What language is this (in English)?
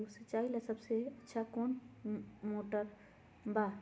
Magahi